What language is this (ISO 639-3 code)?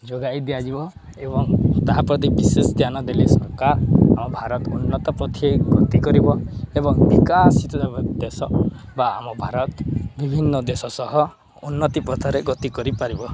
ori